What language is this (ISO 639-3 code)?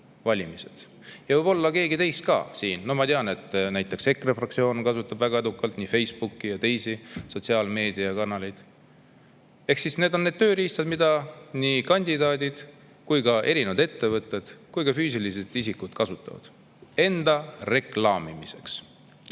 est